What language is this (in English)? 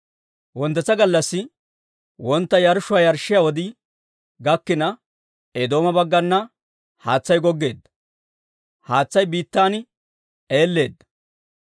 Dawro